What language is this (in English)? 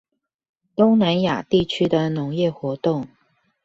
Chinese